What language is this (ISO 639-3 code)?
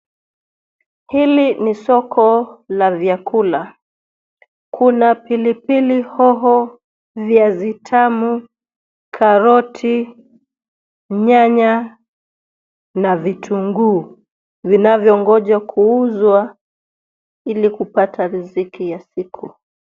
swa